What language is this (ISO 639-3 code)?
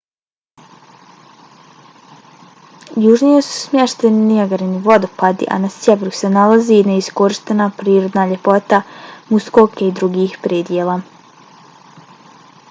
bos